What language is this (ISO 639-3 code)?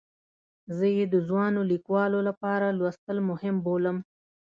pus